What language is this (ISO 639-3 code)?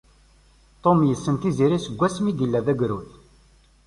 kab